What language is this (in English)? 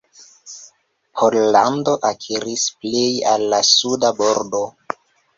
Esperanto